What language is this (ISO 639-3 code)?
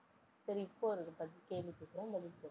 tam